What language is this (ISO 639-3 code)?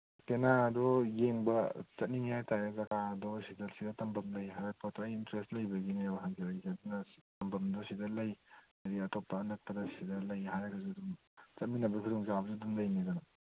mni